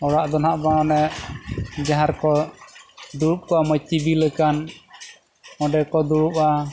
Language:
Santali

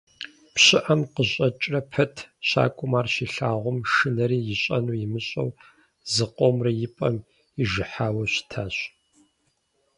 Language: Kabardian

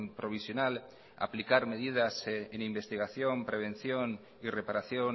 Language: Spanish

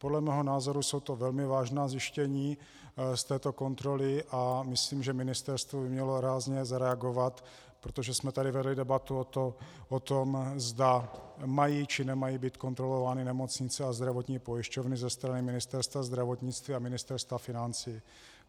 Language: Czech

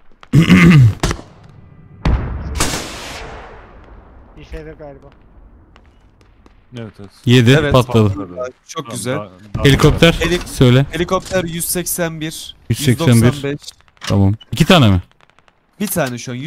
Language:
Turkish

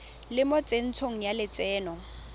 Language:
Tswana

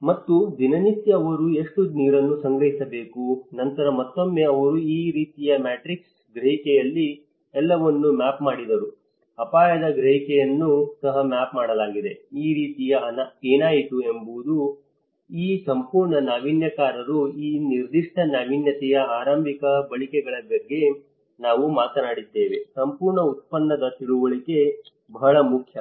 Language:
Kannada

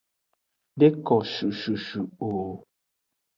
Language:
Aja (Benin)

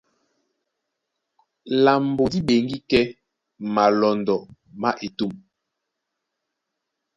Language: Duala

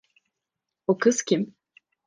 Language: Turkish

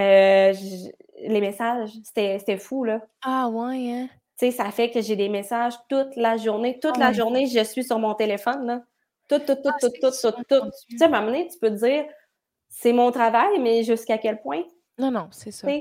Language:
French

